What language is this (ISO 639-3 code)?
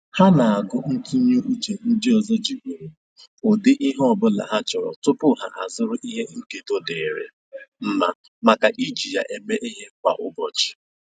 ibo